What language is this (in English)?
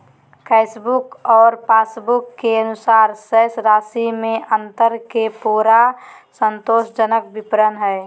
Magahi